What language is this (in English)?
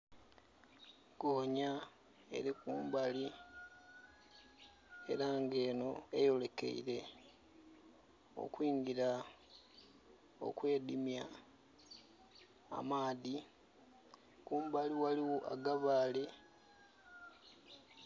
Soga